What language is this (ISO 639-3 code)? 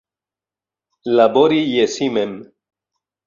epo